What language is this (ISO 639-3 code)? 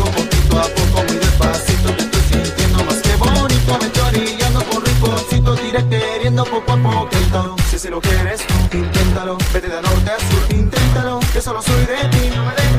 ces